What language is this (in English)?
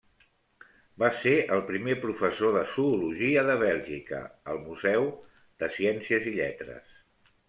Catalan